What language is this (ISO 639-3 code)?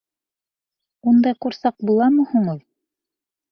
bak